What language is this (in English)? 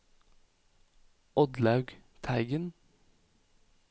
Norwegian